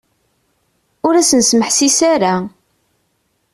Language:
Kabyle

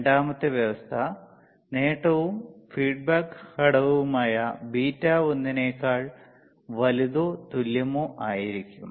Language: Malayalam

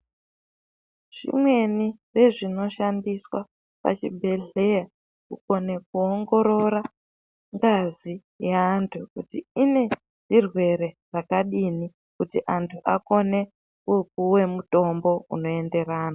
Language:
Ndau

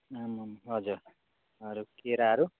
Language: Nepali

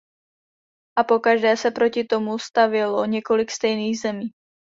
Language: Czech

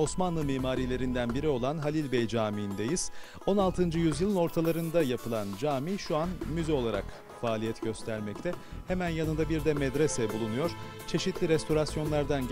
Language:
Turkish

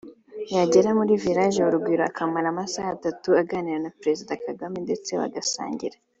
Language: Kinyarwanda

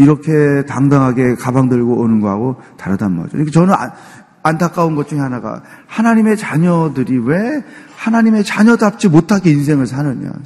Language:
Korean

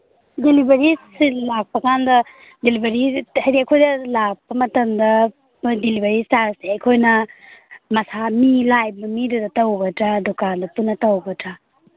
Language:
Manipuri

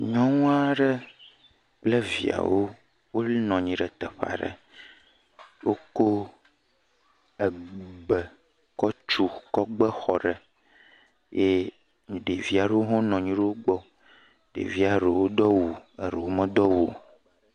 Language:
Ewe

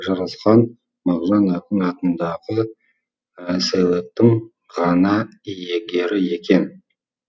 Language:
Kazakh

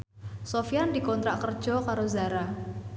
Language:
Javanese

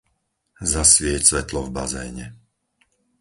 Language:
Slovak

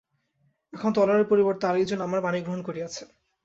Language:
Bangla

